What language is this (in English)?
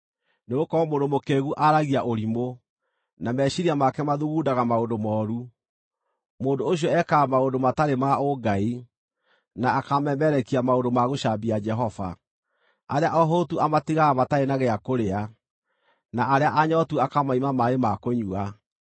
Kikuyu